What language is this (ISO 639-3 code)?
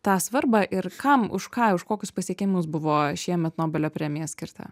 lit